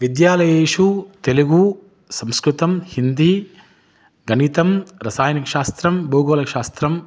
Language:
Sanskrit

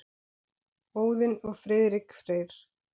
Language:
Icelandic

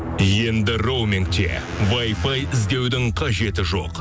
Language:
Kazakh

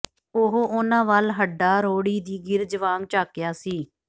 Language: Punjabi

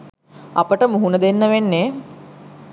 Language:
Sinhala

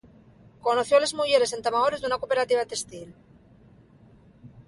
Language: Asturian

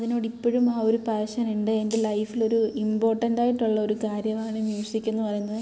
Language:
Malayalam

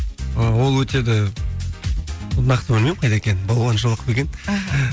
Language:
Kazakh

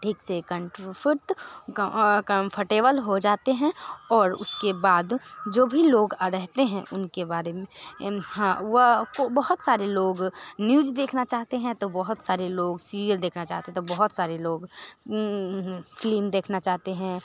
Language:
Hindi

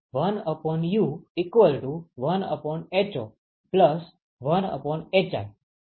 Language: Gujarati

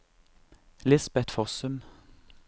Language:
Norwegian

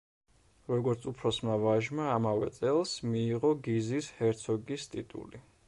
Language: Georgian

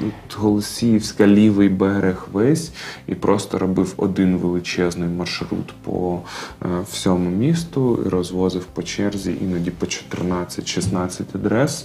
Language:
Ukrainian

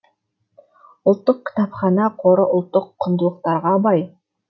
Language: Kazakh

